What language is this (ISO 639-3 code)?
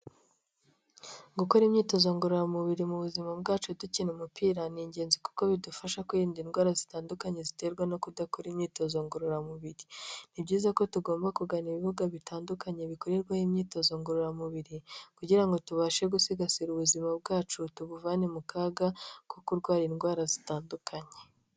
kin